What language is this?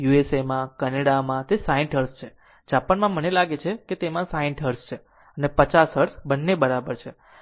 Gujarati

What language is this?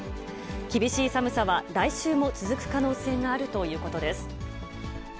Japanese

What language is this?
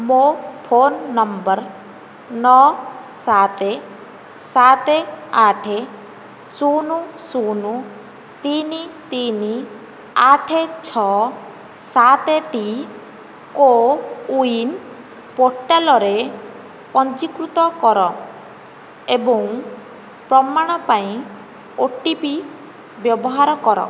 Odia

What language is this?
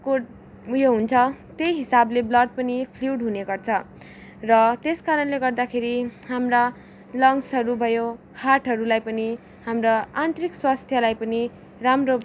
Nepali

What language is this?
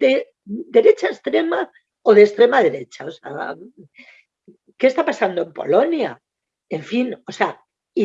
Spanish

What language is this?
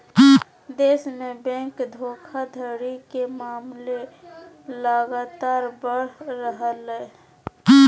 Magahi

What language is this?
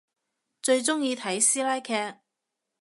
Cantonese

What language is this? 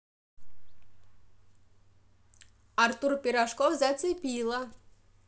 Russian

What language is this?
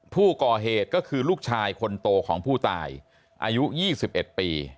Thai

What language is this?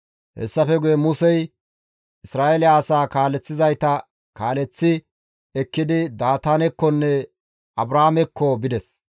Gamo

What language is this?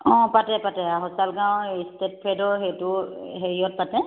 Assamese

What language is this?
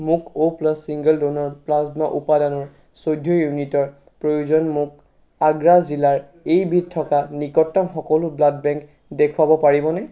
Assamese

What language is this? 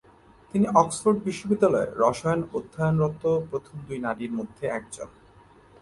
Bangla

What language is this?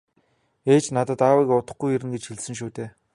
Mongolian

